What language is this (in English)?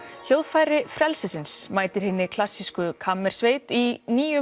Icelandic